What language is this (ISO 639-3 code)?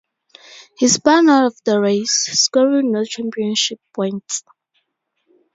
eng